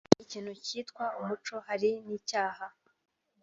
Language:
Kinyarwanda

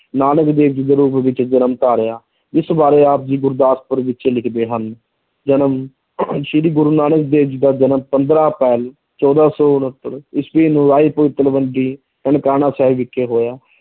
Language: Punjabi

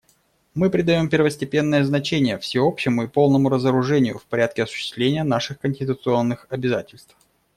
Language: Russian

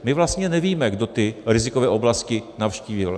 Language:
Czech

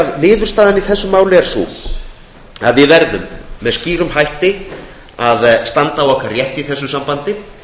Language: Icelandic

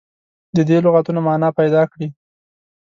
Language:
Pashto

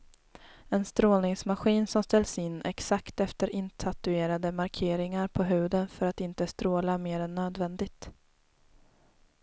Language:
Swedish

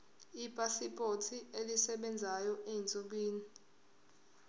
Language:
Zulu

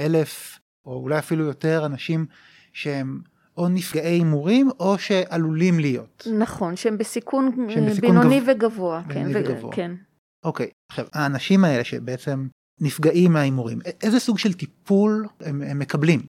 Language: Hebrew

